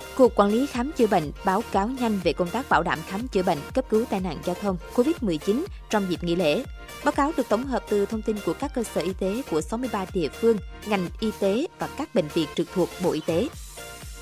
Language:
Vietnamese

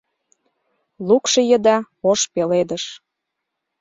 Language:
Mari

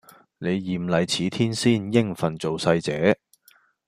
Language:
Cantonese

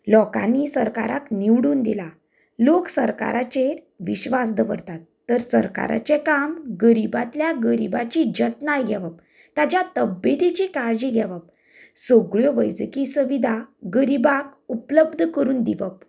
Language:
Konkani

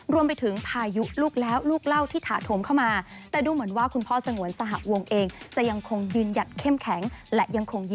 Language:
Thai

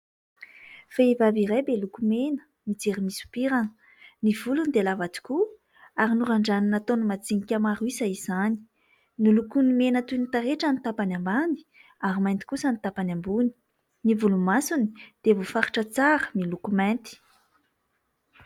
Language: Malagasy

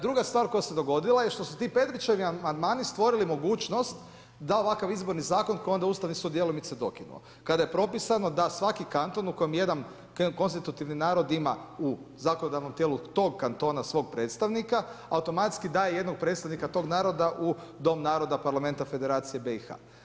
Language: Croatian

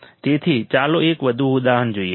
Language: Gujarati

